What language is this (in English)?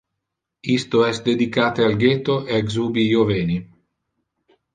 Interlingua